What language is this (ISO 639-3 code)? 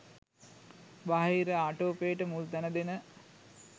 sin